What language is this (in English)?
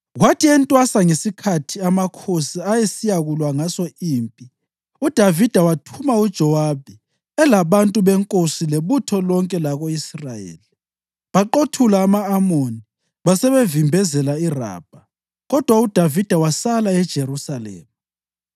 North Ndebele